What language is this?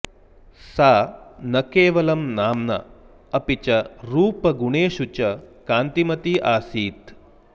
Sanskrit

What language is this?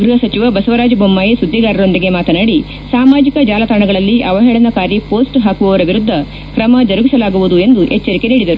Kannada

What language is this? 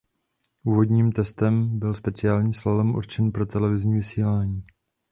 Czech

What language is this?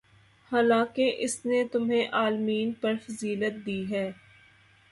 Urdu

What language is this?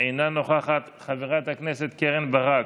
Hebrew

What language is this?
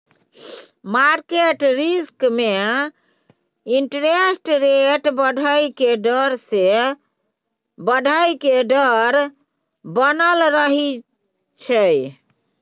Maithili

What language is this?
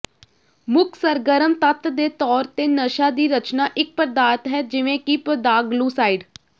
Punjabi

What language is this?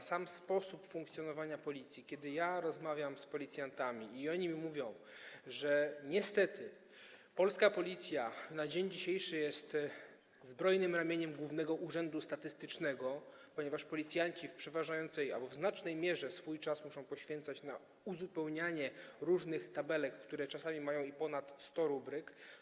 Polish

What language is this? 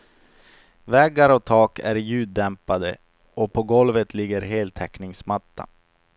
Swedish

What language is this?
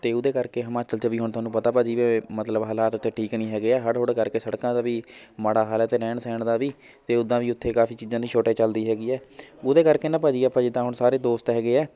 Punjabi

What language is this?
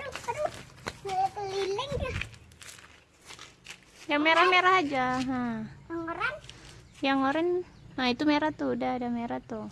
Indonesian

